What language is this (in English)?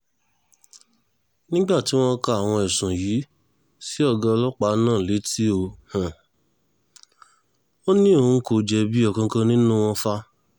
Yoruba